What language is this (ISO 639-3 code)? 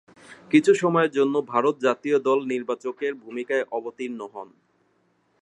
ben